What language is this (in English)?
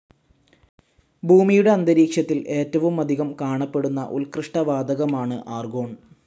Malayalam